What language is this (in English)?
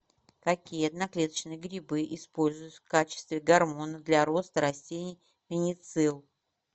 Russian